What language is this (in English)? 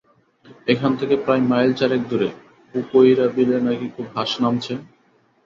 Bangla